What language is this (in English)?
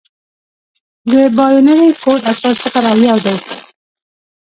Pashto